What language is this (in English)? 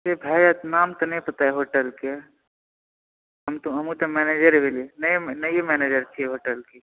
Maithili